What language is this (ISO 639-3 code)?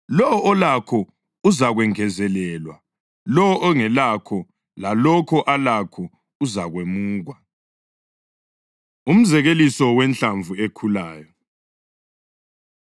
nde